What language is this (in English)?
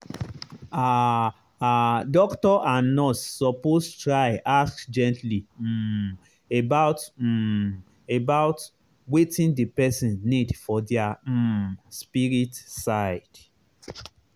Nigerian Pidgin